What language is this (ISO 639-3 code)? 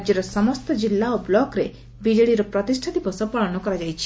ori